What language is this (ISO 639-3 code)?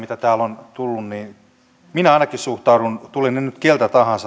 fin